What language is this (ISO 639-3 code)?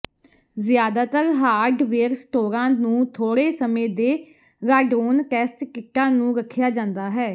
pan